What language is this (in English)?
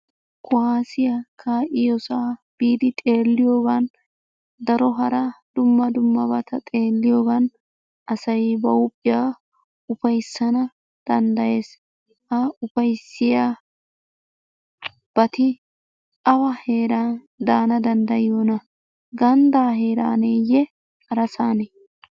Wolaytta